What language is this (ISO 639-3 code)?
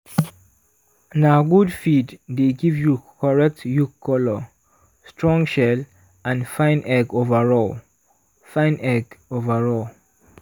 pcm